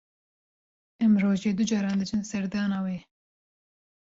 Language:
Kurdish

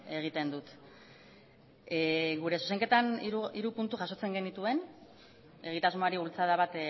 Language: Basque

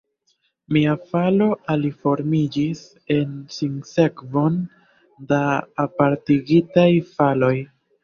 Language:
Esperanto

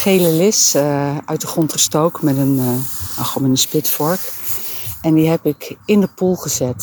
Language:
Dutch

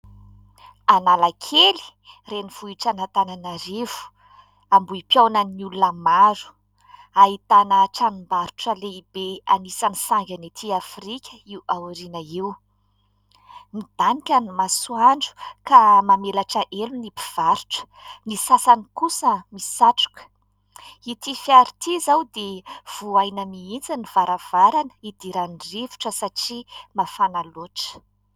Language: Malagasy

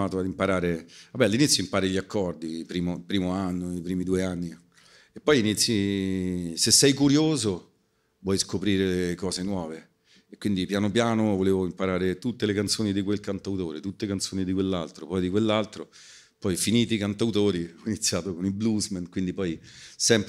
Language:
Italian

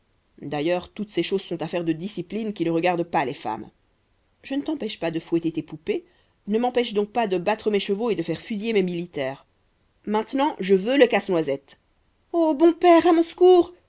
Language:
French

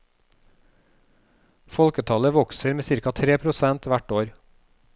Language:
Norwegian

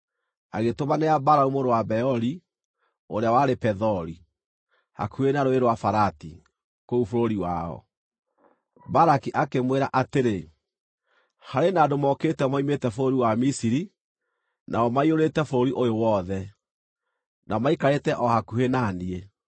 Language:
Kikuyu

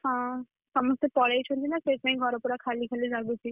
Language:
Odia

